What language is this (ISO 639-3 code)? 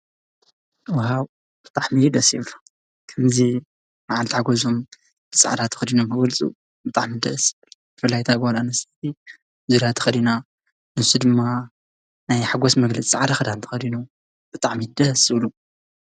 tir